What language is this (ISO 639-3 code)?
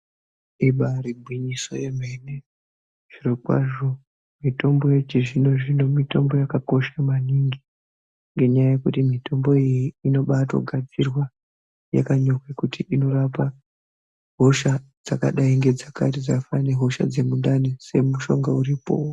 ndc